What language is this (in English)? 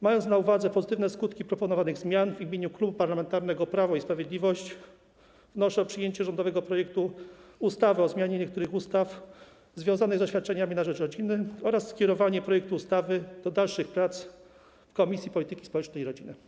Polish